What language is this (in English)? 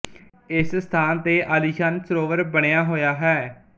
Punjabi